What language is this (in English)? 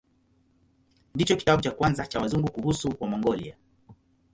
Swahili